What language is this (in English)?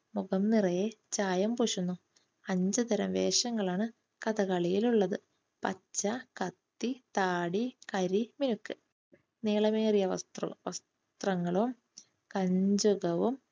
Malayalam